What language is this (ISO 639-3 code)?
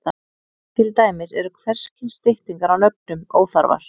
isl